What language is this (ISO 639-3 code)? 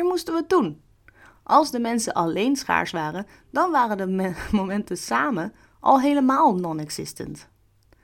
nld